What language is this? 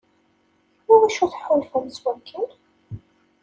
Kabyle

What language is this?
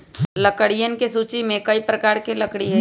Magahi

